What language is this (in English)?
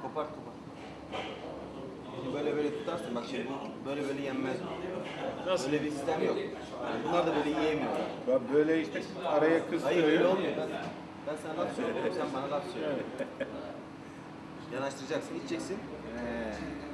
Turkish